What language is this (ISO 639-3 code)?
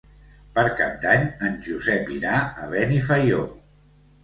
cat